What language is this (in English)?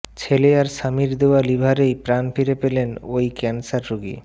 Bangla